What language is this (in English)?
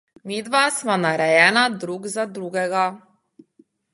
Slovenian